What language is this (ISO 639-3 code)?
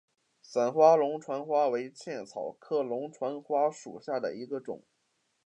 zho